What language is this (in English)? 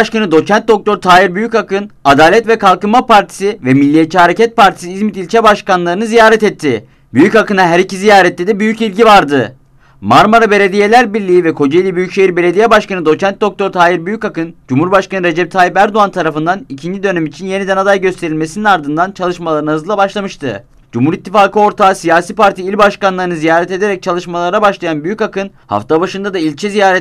Turkish